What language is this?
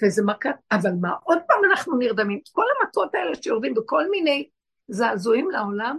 Hebrew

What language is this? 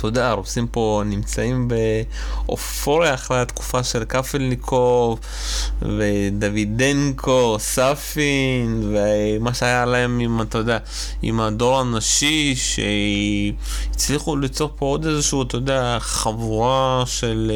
Hebrew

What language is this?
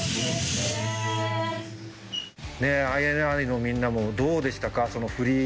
Japanese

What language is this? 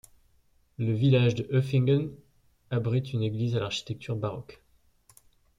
French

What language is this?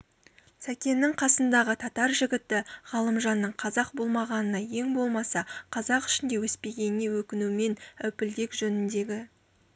Kazakh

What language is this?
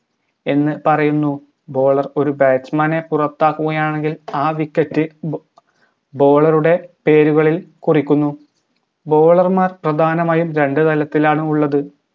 Malayalam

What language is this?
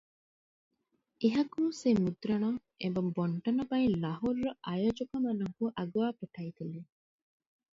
Odia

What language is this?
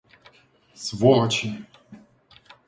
Russian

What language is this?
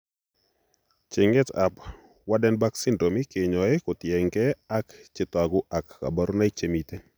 Kalenjin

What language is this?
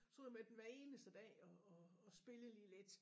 Danish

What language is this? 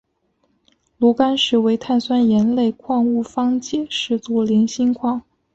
Chinese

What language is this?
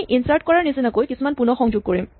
Assamese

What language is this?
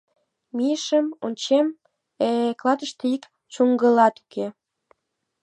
Mari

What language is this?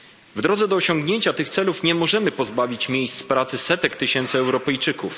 Polish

